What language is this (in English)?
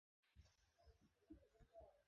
Bangla